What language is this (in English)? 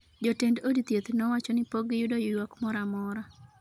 Luo (Kenya and Tanzania)